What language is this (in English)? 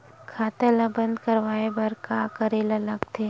Chhattisgarhi